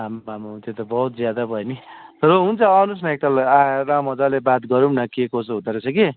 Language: Nepali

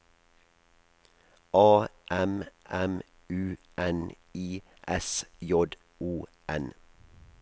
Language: Norwegian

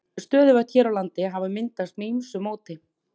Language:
Icelandic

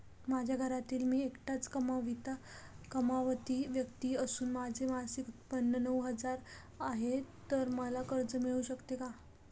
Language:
Marathi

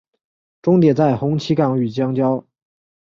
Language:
Chinese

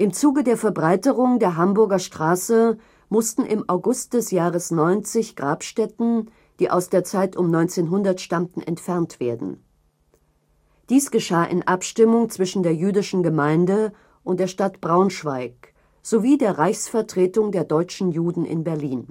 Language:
German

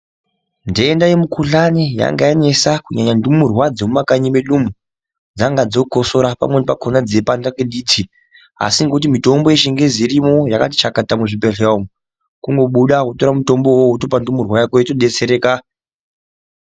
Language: Ndau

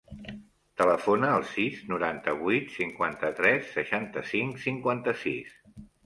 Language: Catalan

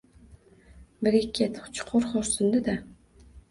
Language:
Uzbek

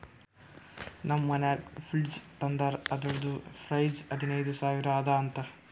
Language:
Kannada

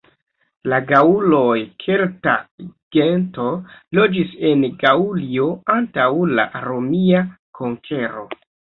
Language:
Esperanto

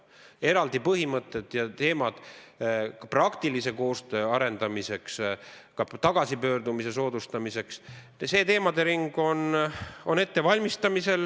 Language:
Estonian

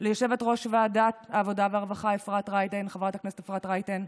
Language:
Hebrew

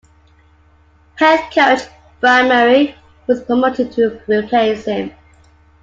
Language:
English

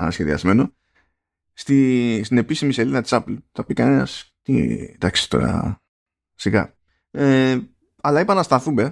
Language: Greek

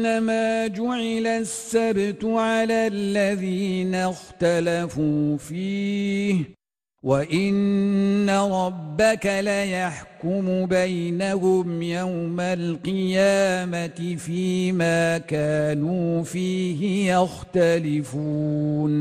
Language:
Arabic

